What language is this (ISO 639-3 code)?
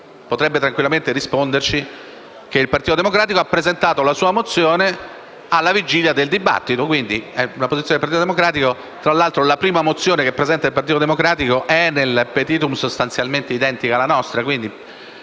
ita